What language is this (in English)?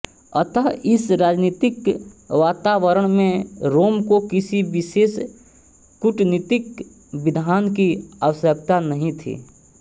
Hindi